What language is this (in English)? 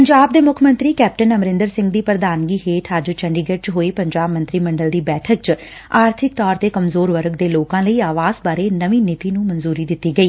Punjabi